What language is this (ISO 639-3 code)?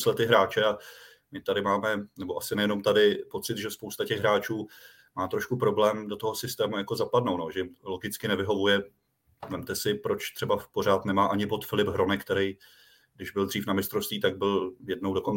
ces